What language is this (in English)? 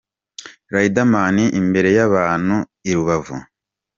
Kinyarwanda